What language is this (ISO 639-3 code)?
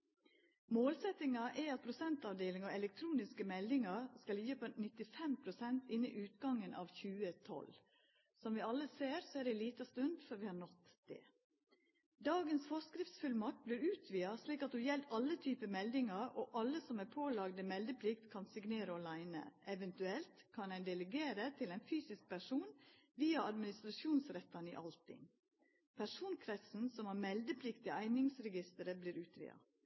nno